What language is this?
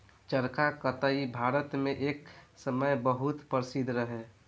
Bhojpuri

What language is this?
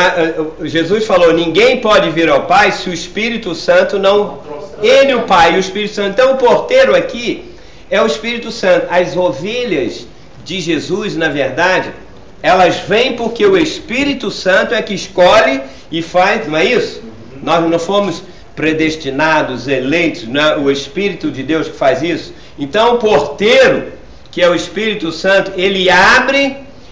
Portuguese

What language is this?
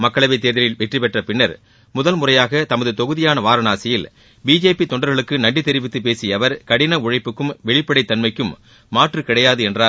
Tamil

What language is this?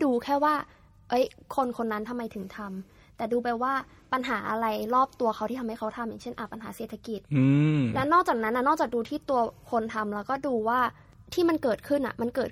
Thai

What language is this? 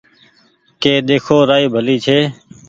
Goaria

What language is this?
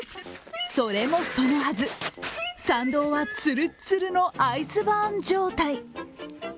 Japanese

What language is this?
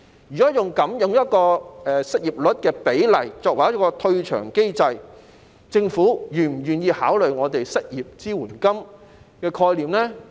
Cantonese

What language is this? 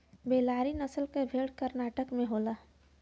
Bhojpuri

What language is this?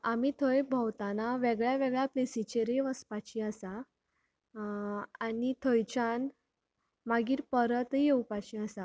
Konkani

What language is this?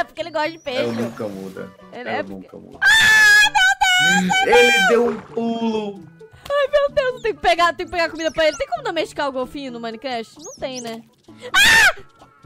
Portuguese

